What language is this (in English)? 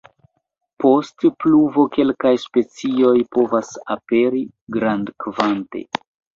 Esperanto